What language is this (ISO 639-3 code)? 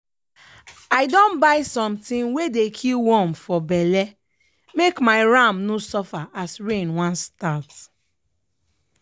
pcm